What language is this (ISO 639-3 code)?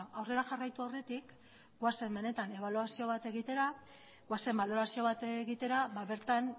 eus